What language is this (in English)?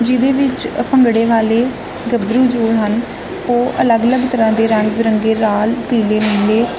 Punjabi